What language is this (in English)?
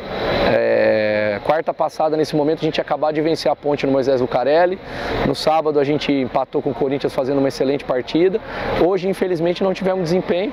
Portuguese